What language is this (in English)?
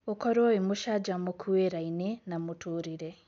Kikuyu